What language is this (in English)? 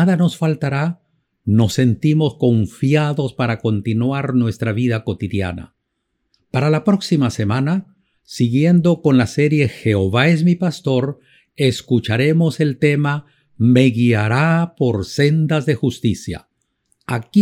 Spanish